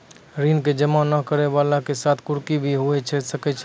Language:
Maithili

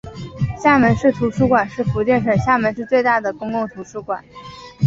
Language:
Chinese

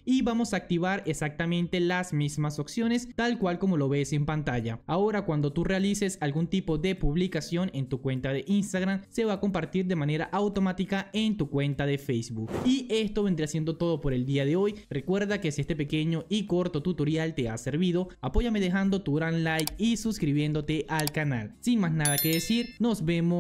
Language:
Spanish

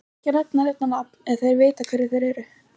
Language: Icelandic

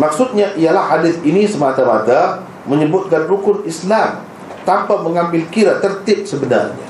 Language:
Malay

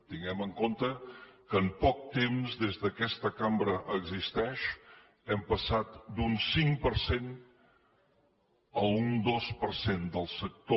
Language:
Catalan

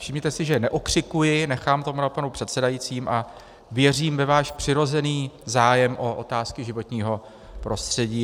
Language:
Czech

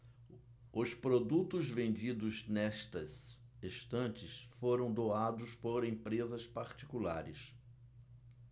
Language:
Portuguese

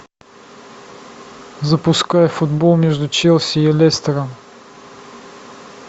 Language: Russian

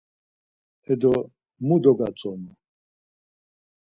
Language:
Laz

